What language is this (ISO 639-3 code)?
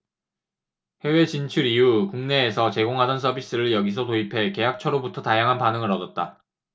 kor